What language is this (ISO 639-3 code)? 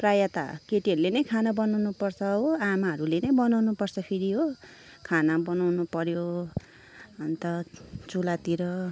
nep